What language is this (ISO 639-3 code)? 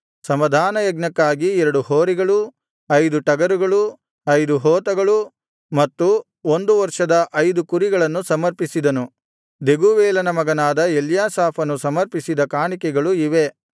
kan